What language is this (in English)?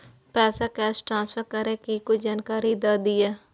Maithili